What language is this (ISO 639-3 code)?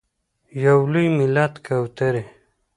pus